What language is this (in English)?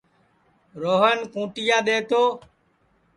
Sansi